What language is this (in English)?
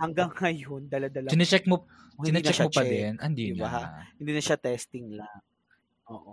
Filipino